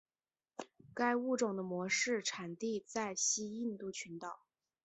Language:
Chinese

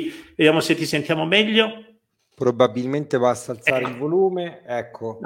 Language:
Italian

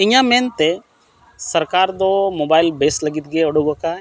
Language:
Santali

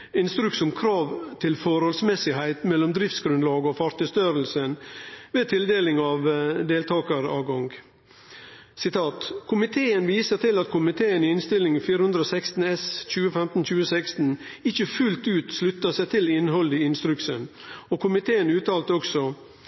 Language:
Norwegian Nynorsk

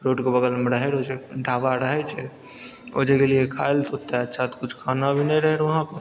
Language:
Maithili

